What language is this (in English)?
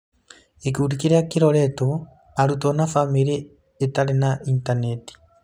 Kikuyu